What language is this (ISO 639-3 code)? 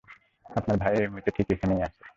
ben